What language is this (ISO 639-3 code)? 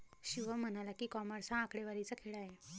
mar